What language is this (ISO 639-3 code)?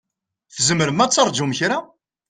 kab